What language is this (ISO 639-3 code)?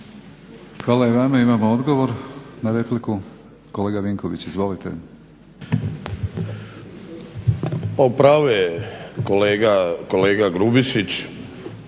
hrv